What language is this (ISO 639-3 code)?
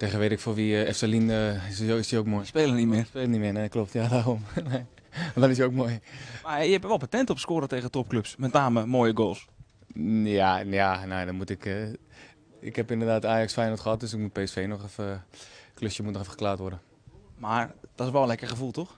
nld